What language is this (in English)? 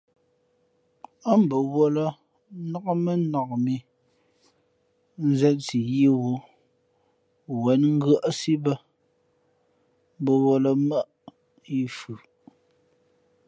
Fe'fe'